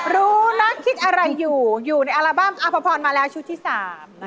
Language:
Thai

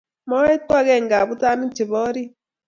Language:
Kalenjin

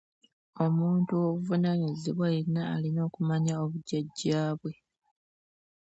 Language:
Ganda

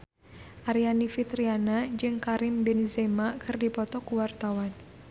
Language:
Sundanese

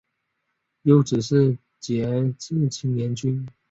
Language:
Chinese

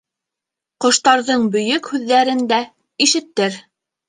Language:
Bashkir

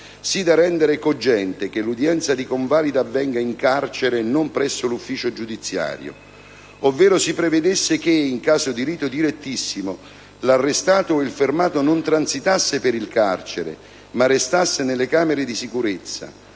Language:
Italian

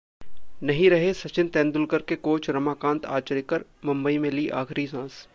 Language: Hindi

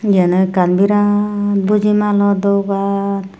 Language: Chakma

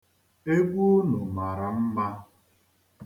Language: Igbo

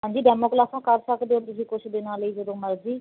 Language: Punjabi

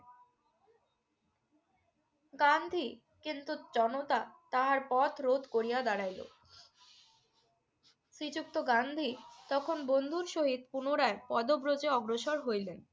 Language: Bangla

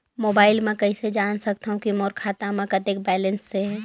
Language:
Chhattisgarhi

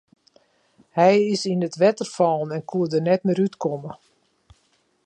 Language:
Western Frisian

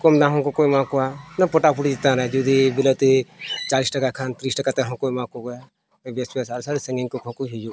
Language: Santali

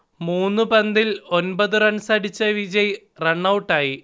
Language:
Malayalam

